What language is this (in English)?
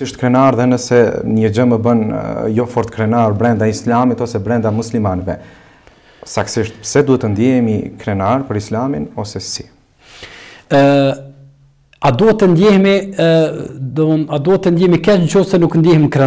Arabic